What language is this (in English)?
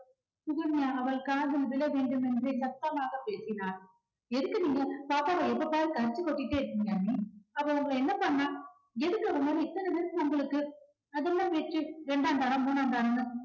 Tamil